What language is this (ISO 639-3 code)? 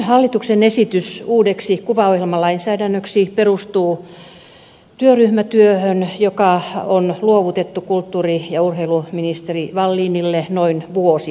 fin